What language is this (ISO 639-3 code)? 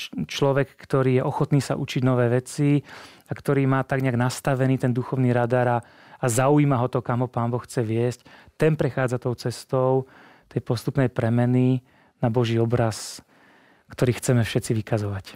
ces